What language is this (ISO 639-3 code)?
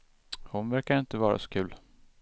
swe